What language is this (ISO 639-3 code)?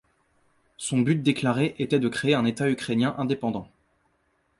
fra